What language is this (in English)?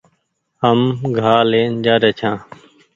Goaria